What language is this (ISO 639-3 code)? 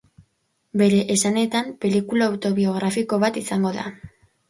eus